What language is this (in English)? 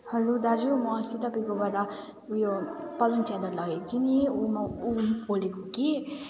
Nepali